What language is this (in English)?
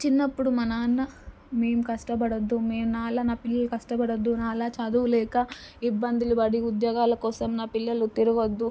Telugu